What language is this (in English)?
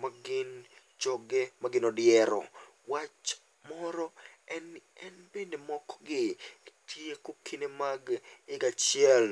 Luo (Kenya and Tanzania)